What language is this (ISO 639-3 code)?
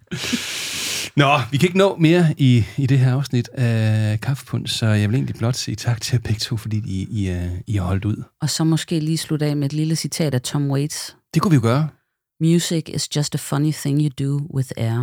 dan